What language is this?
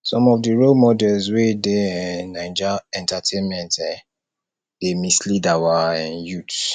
Nigerian Pidgin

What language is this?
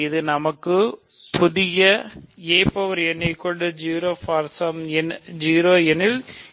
Tamil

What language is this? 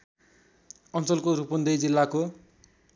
Nepali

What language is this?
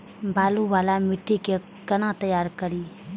Maithili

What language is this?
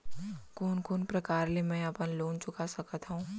Chhattisgarhi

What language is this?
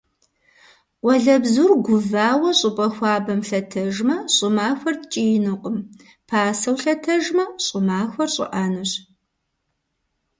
Kabardian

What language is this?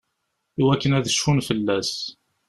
Kabyle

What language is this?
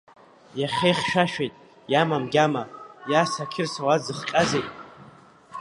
Abkhazian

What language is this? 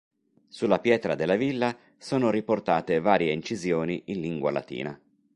Italian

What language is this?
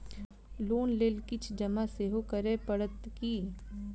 Maithili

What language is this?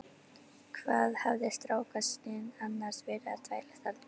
Icelandic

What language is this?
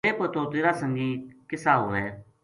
Gujari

